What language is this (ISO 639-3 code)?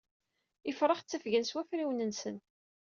kab